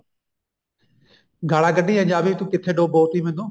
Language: Punjabi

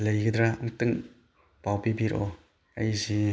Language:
Manipuri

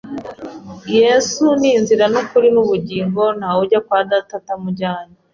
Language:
Kinyarwanda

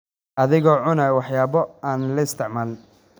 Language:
Somali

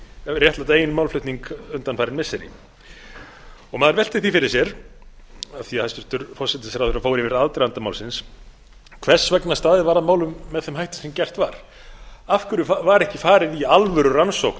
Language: Icelandic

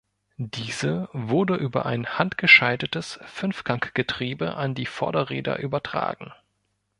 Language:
German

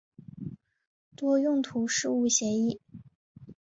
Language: Chinese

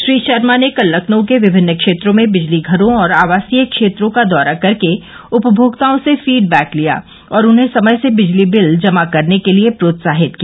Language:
Hindi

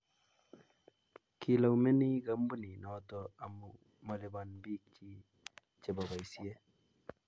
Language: Kalenjin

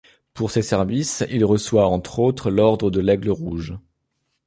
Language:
French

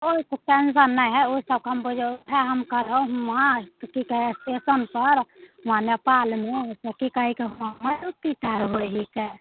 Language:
Maithili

